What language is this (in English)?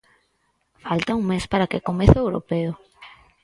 Galician